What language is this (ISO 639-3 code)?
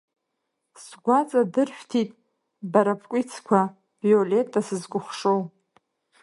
abk